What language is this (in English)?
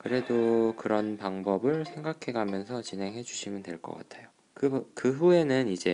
Korean